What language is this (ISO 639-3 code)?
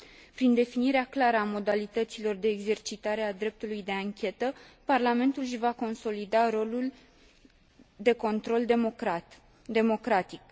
ron